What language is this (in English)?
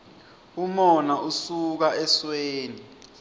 Swati